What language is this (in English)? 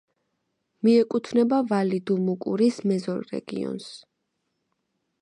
Georgian